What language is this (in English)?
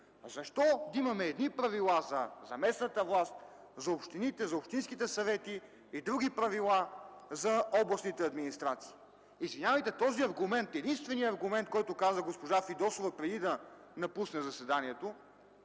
Bulgarian